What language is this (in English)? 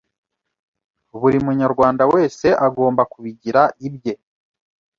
Kinyarwanda